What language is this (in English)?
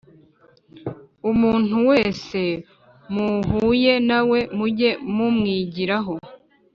Kinyarwanda